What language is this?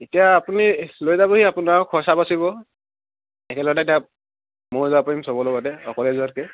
Assamese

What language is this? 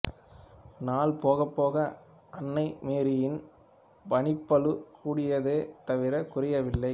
Tamil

